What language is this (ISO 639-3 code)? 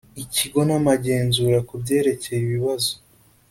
kin